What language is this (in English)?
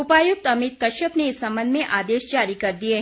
Hindi